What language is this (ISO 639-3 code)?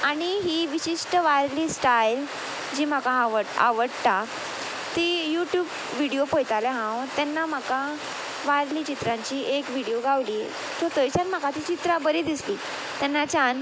kok